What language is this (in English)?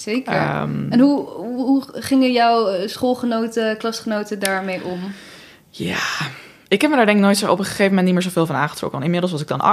Dutch